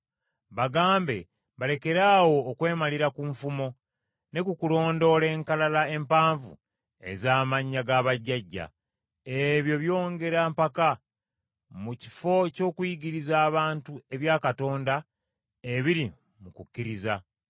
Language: Ganda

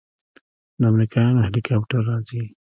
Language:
Pashto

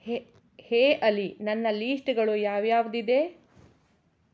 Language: Kannada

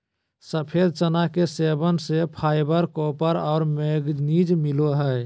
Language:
Magahi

